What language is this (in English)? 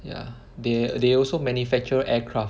English